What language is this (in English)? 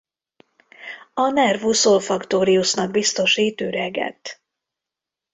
Hungarian